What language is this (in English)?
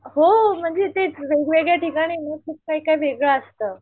Marathi